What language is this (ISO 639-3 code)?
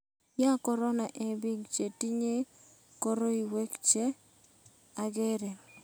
kln